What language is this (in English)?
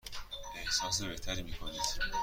Persian